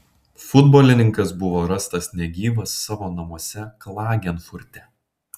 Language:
Lithuanian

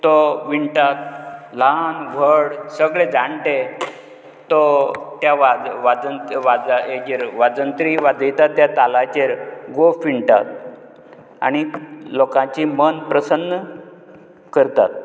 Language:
Konkani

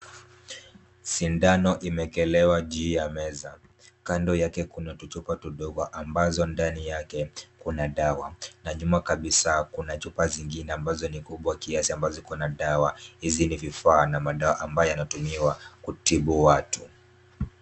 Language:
Swahili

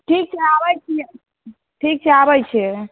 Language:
Maithili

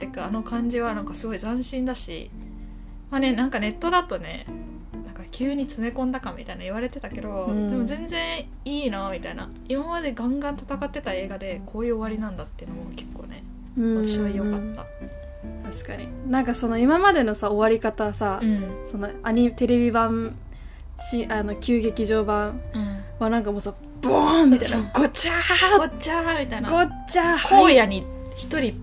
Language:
Japanese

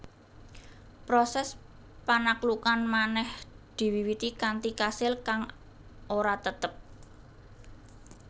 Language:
Javanese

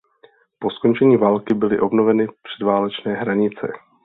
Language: Czech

